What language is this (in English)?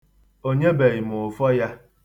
Igbo